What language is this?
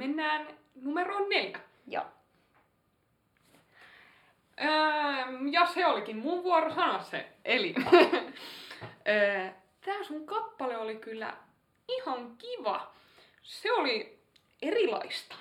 Finnish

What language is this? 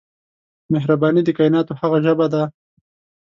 Pashto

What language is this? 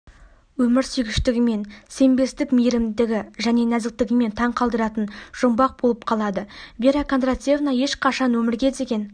Kazakh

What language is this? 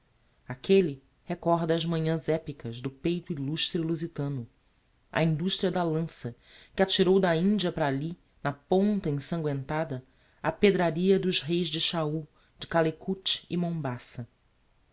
Portuguese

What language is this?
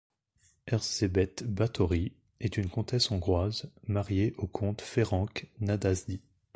French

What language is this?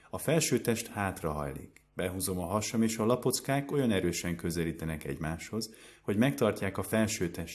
Hungarian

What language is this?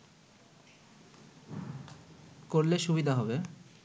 Bangla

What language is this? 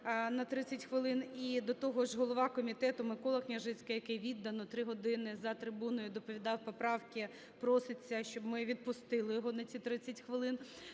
Ukrainian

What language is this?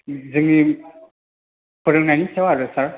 Bodo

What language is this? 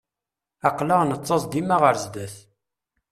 Kabyle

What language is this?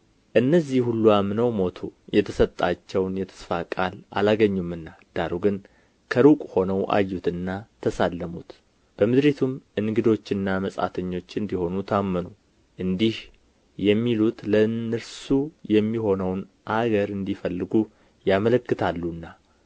Amharic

